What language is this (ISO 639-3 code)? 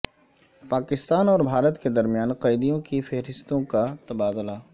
urd